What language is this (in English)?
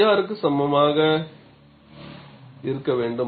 Tamil